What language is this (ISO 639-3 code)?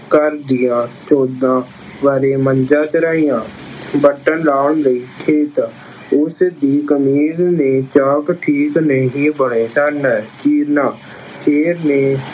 pan